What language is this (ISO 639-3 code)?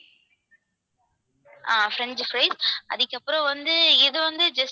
tam